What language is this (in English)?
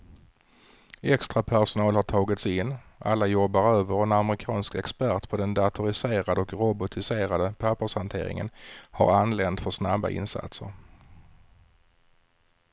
Swedish